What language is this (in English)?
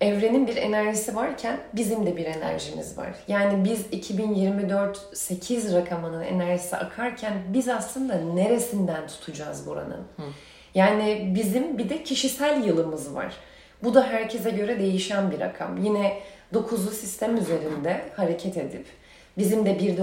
Turkish